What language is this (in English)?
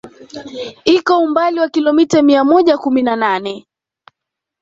Swahili